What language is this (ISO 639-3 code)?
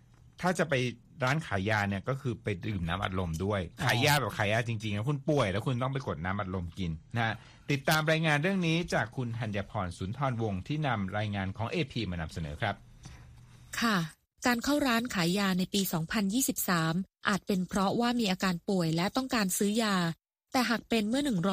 tha